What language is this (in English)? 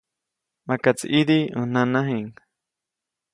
Copainalá Zoque